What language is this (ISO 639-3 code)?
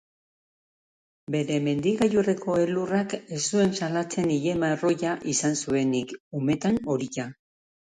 eus